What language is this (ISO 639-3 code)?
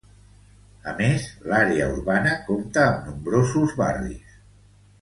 cat